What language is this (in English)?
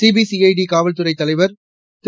Tamil